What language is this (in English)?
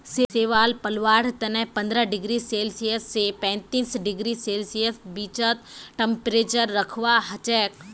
Magahi